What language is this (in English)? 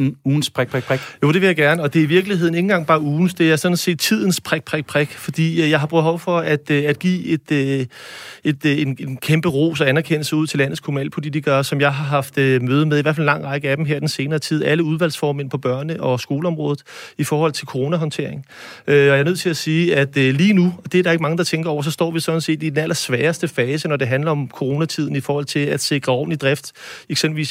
Danish